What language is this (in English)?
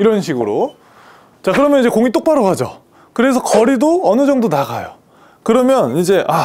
Korean